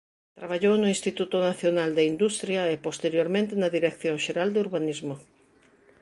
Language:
Galician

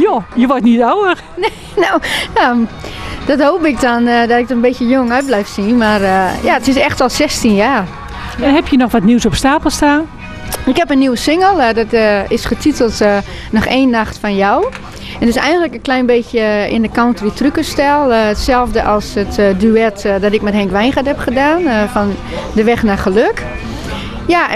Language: Dutch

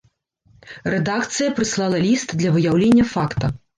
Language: Belarusian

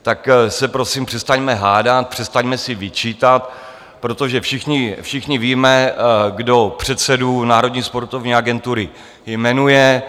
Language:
Czech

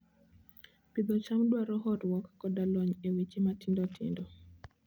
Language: Luo (Kenya and Tanzania)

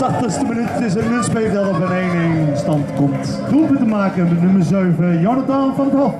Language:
Dutch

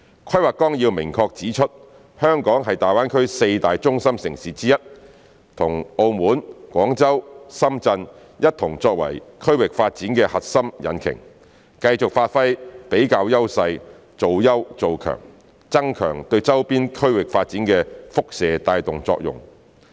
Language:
Cantonese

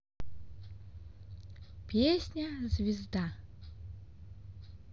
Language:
Russian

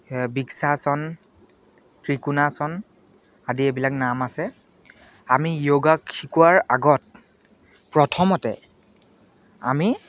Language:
Assamese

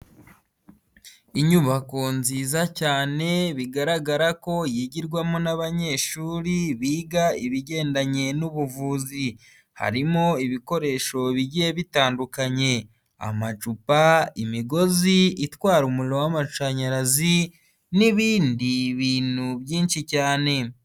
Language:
Kinyarwanda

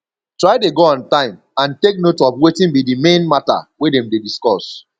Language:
Nigerian Pidgin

